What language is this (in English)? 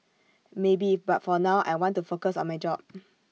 English